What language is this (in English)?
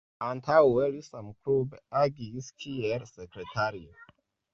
Esperanto